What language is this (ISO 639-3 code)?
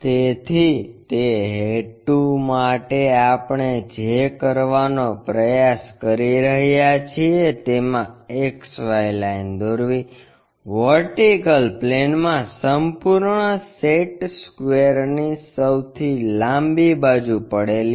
guj